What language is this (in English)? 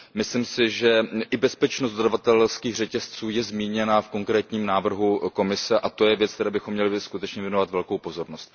Czech